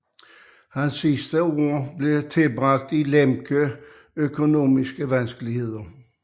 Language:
Danish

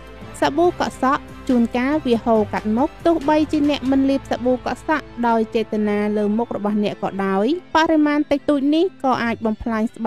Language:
Thai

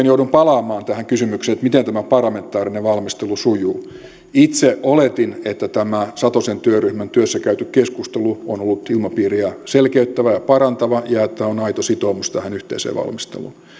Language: Finnish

